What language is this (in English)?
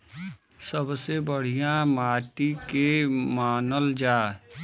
Bhojpuri